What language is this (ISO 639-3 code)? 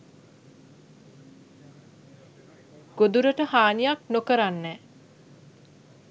sin